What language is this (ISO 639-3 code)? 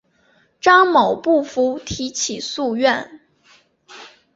zho